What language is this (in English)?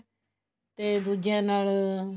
Punjabi